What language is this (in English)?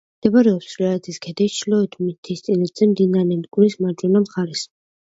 Georgian